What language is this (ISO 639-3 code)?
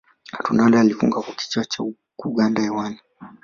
swa